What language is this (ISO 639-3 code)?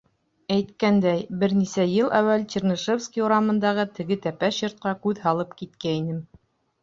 bak